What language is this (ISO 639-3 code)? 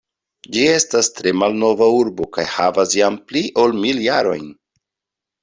epo